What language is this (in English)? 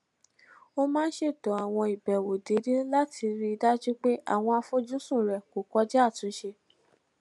Yoruba